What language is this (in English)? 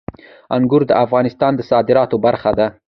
Pashto